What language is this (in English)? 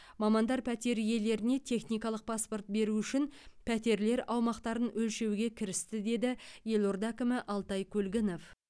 Kazakh